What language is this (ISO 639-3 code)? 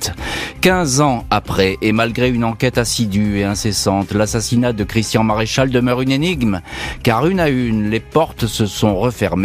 fra